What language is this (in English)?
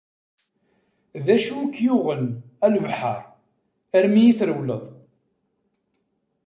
Kabyle